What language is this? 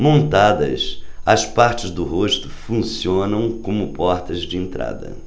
Portuguese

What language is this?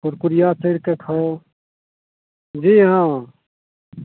Maithili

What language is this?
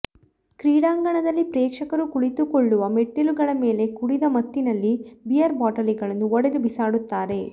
Kannada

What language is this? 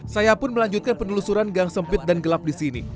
Indonesian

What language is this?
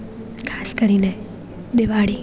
Gujarati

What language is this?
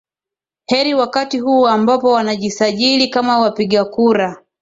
Swahili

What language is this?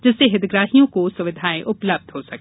Hindi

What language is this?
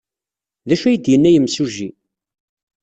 Kabyle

